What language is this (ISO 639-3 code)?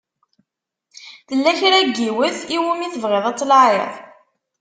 kab